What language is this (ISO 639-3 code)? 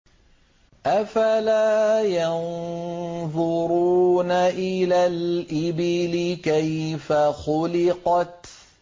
ara